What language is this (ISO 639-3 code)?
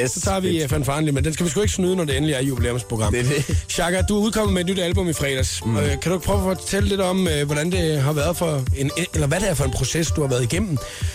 dan